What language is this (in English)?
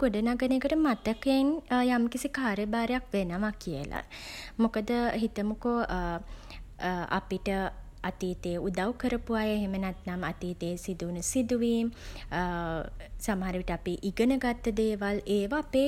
Sinhala